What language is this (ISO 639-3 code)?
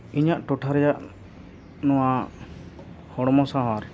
sat